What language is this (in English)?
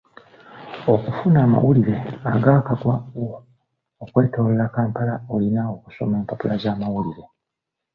Ganda